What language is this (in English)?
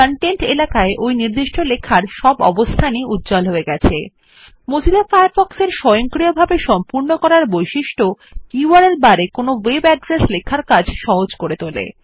Bangla